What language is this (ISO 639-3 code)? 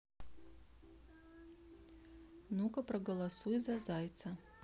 rus